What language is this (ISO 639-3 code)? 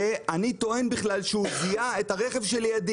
heb